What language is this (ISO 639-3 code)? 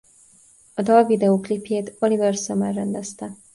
hun